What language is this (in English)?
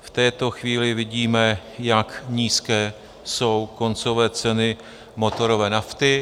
Czech